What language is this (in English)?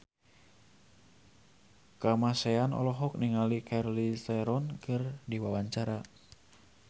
Sundanese